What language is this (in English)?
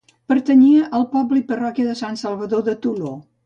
Catalan